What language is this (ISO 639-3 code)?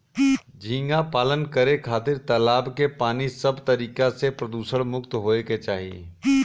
bho